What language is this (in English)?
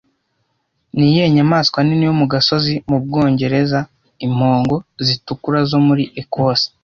Kinyarwanda